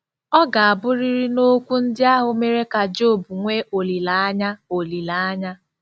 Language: Igbo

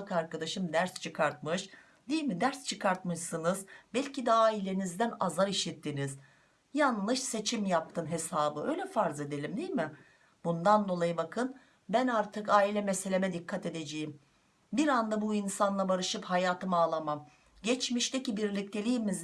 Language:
Turkish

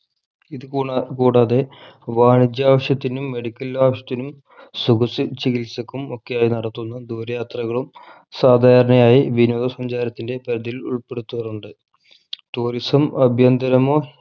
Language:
Malayalam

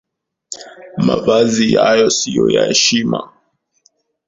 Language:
Swahili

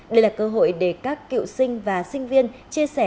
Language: Vietnamese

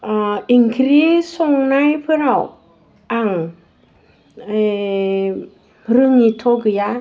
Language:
Bodo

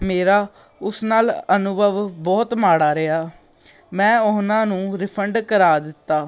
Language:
Punjabi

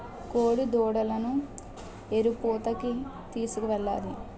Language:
Telugu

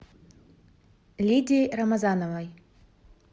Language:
Russian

